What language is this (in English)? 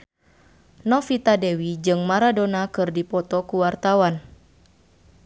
Sundanese